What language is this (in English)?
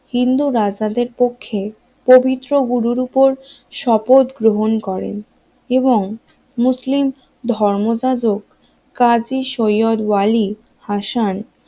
Bangla